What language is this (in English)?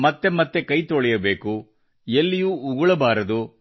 Kannada